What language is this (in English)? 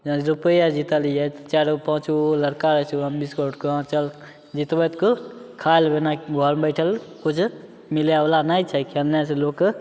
Maithili